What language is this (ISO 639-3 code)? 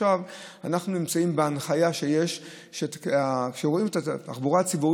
heb